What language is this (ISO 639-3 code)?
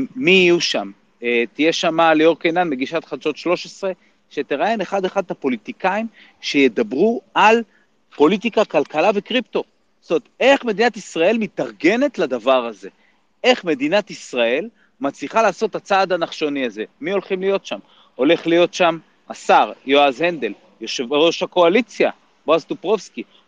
heb